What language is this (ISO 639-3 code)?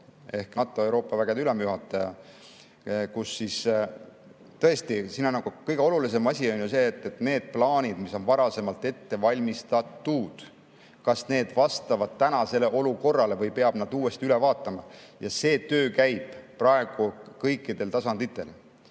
est